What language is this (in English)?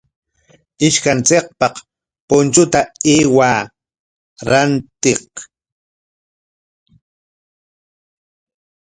Corongo Ancash Quechua